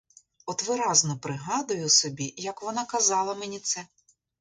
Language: Ukrainian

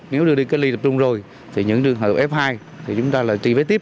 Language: Vietnamese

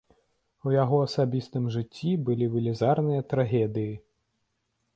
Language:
Belarusian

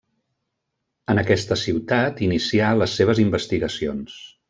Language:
Catalan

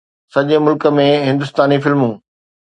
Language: Sindhi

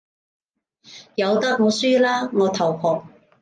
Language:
Cantonese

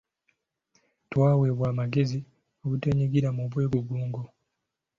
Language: Ganda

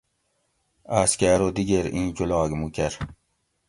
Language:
Gawri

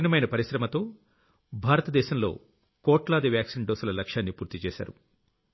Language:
Telugu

